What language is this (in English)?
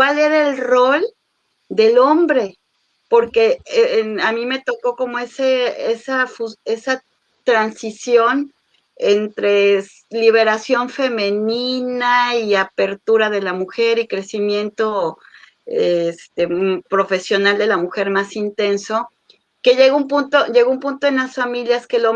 Spanish